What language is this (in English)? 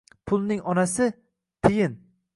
Uzbek